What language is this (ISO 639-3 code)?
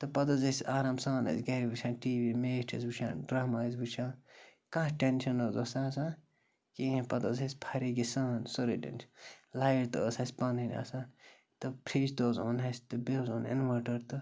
kas